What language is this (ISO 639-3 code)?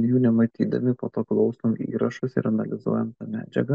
lit